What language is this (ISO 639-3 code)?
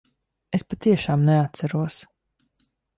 lav